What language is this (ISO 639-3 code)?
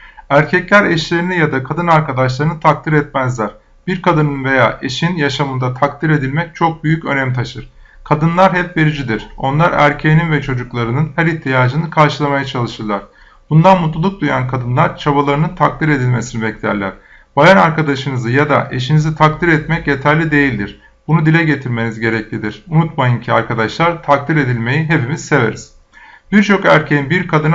tur